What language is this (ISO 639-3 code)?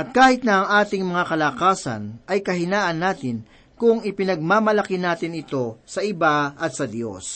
fil